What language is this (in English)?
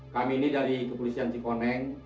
Indonesian